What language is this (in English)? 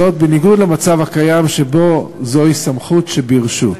Hebrew